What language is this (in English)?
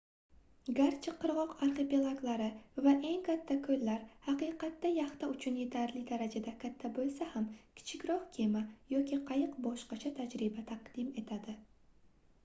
Uzbek